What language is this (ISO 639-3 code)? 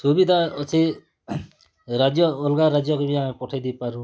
ori